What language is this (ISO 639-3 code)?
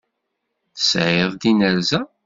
kab